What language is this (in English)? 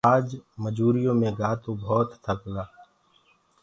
Gurgula